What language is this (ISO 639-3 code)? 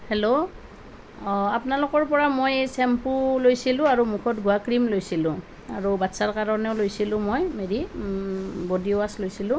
asm